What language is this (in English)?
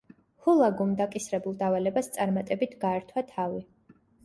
Georgian